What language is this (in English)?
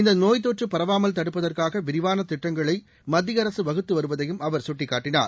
Tamil